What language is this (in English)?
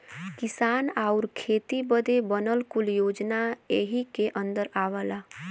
Bhojpuri